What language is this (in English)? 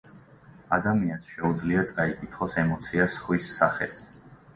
Georgian